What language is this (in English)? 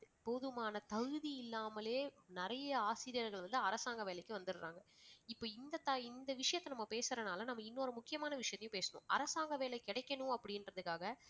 Tamil